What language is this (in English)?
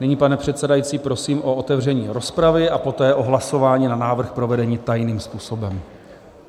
Czech